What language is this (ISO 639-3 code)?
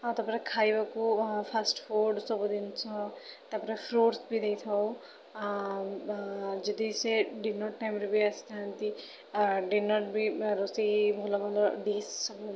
ori